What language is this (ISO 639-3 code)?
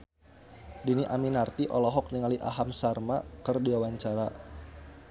sun